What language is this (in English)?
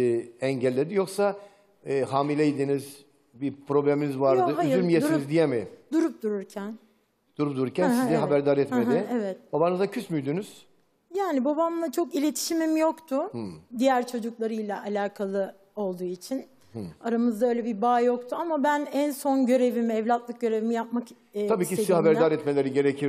Turkish